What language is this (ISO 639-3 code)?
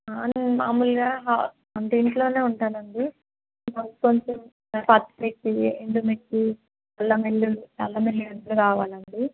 tel